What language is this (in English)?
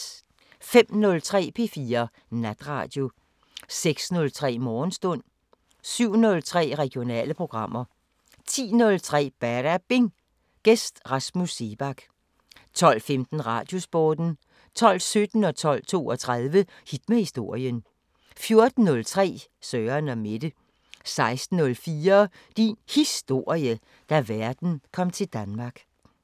Danish